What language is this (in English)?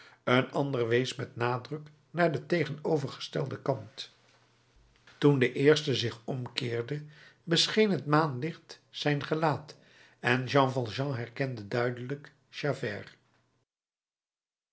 Dutch